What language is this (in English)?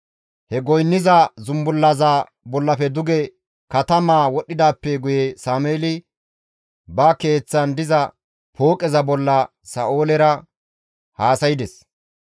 Gamo